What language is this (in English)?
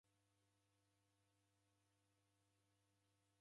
Taita